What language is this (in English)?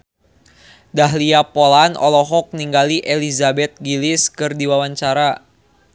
Sundanese